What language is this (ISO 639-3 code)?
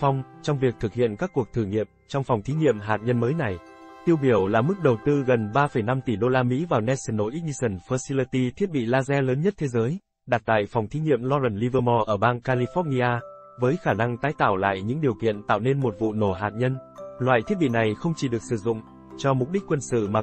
vie